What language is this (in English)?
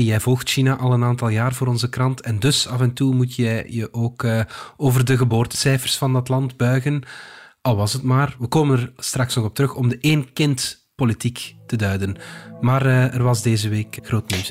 Dutch